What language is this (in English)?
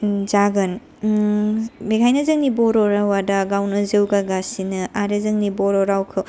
Bodo